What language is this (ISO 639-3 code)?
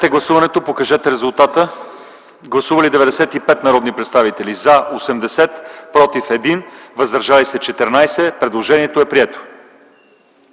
bul